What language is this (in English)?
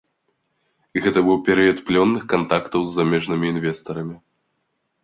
Belarusian